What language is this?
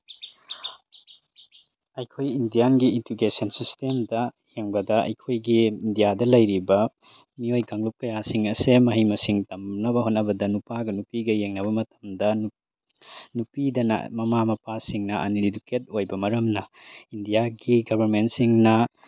Manipuri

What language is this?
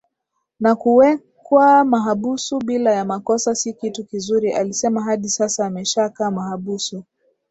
Swahili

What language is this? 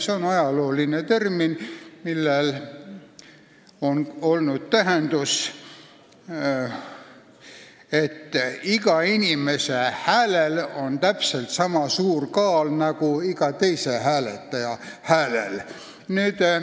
Estonian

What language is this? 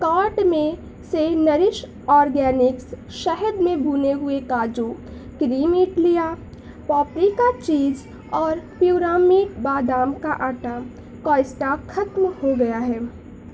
Urdu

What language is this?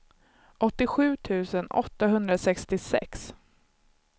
Swedish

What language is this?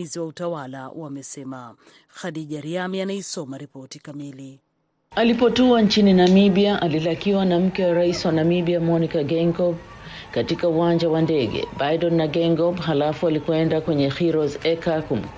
Swahili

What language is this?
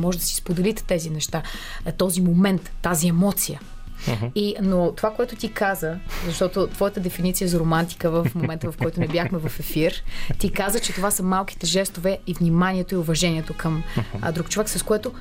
Bulgarian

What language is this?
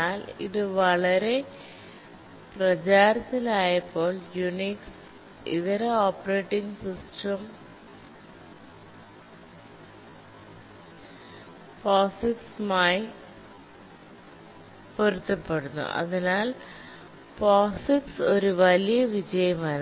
Malayalam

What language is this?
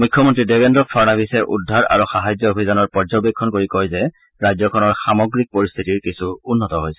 Assamese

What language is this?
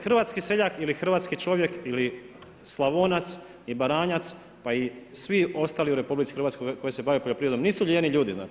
Croatian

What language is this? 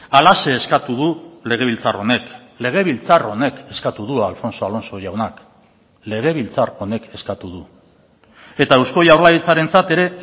Basque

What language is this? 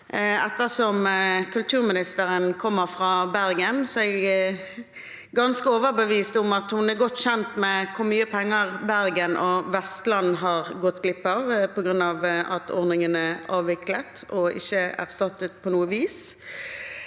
Norwegian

